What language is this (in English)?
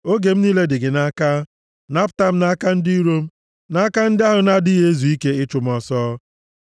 Igbo